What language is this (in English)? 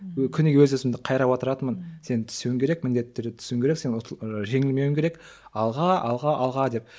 Kazakh